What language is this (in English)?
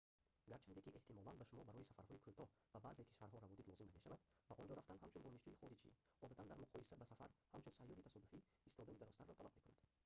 Tajik